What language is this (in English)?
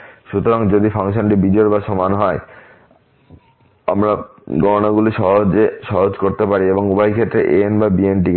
Bangla